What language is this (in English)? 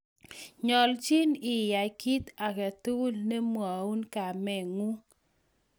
Kalenjin